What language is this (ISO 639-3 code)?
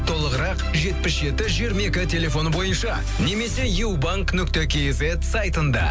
kaz